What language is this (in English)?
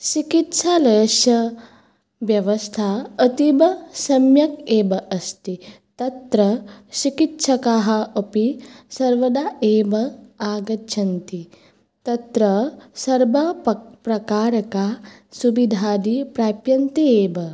Sanskrit